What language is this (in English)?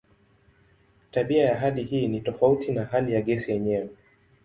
Swahili